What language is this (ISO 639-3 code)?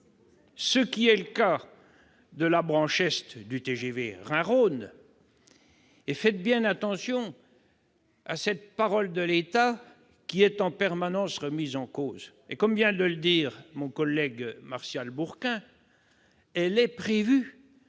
fra